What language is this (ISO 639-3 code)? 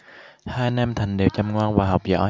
vie